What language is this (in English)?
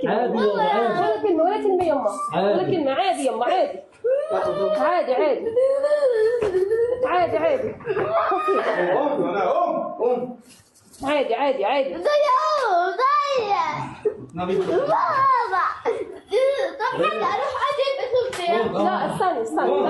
Arabic